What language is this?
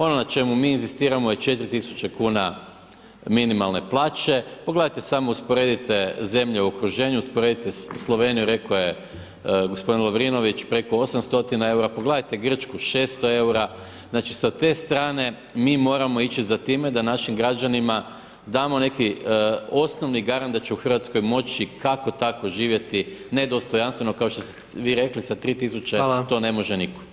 Croatian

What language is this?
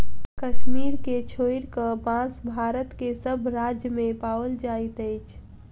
Maithili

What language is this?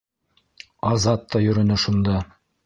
Bashkir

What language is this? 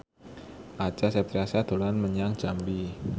Javanese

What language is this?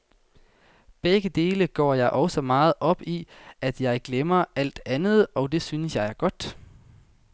Danish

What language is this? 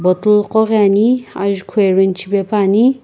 Sumi Naga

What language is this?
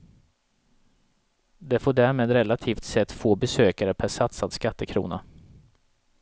Swedish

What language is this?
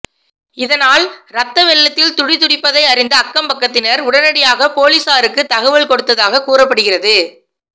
Tamil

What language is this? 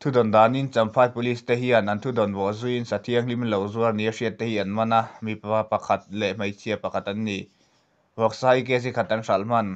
Thai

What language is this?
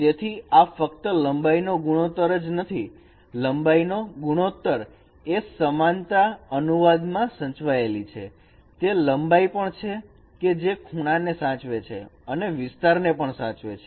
Gujarati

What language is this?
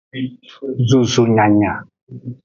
Aja (Benin)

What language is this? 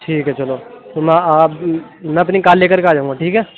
Urdu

